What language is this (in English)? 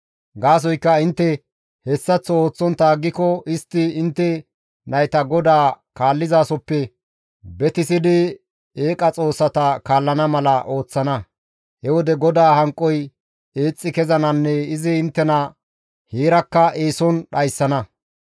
Gamo